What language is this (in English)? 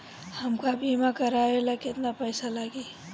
Bhojpuri